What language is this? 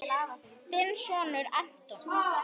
Icelandic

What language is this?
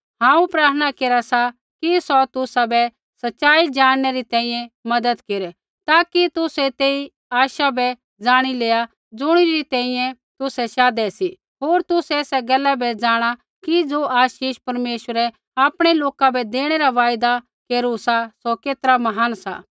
Kullu Pahari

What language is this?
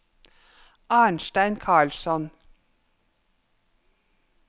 Norwegian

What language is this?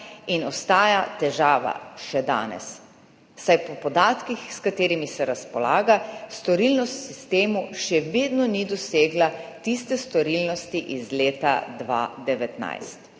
Slovenian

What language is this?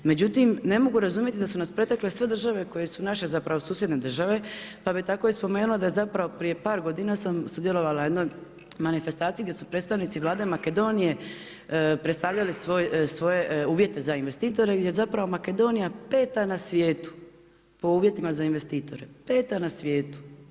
Croatian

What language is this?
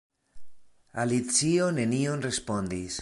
Esperanto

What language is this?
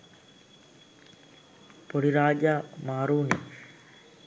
Sinhala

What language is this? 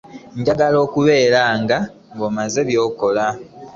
Ganda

